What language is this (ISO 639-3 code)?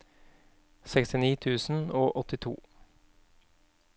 nor